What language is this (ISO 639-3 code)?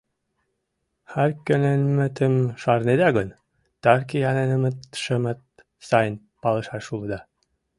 chm